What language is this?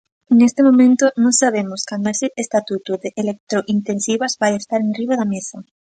Galician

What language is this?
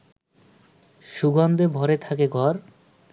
Bangla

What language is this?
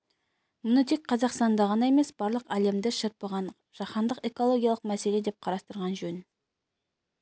Kazakh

